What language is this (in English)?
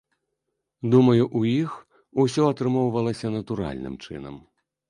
Belarusian